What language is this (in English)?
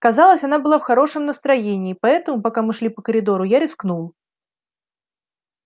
Russian